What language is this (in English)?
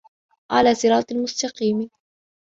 Arabic